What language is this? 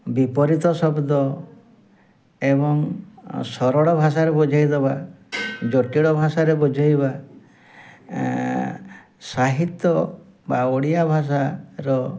Odia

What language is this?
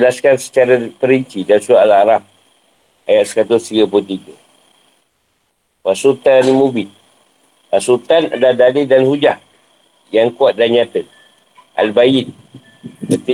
Malay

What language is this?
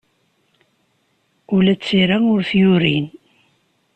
Kabyle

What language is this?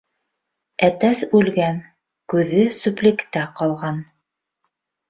Bashkir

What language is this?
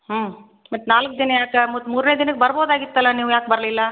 Kannada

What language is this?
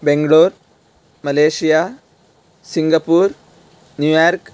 Sanskrit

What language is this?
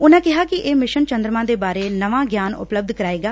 Punjabi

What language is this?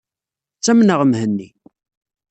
Kabyle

